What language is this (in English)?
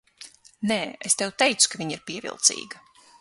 Latvian